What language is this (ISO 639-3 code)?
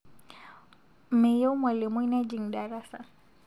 mas